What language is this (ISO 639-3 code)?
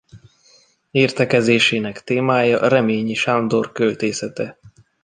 hun